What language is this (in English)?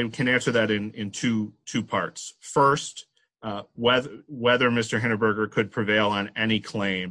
English